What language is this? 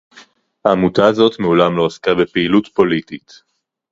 Hebrew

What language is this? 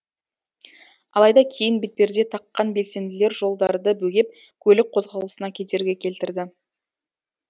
Kazakh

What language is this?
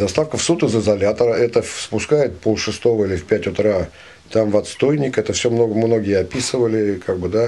Russian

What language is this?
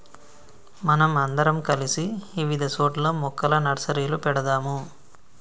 Telugu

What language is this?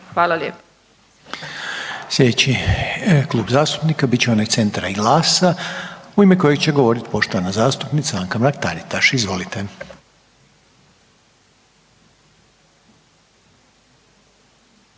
Croatian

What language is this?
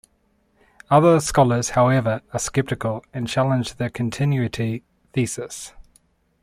English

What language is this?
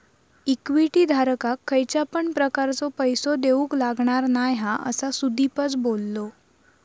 Marathi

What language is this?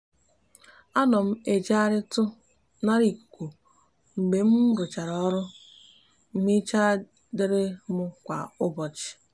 Igbo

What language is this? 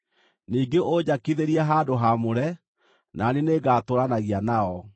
Kikuyu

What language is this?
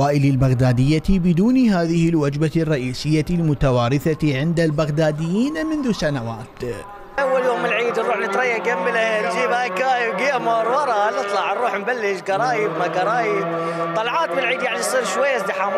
Arabic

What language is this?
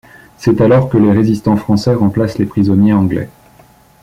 French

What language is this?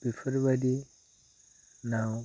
Bodo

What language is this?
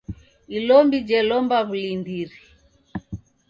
Taita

